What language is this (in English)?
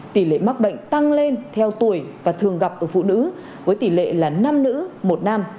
Vietnamese